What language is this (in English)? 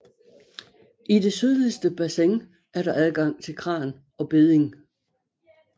Danish